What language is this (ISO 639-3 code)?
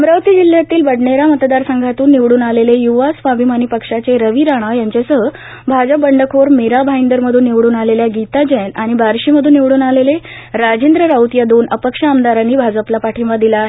mar